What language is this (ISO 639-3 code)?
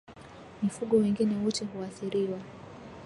swa